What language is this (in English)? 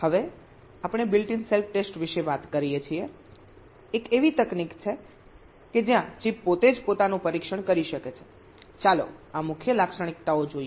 Gujarati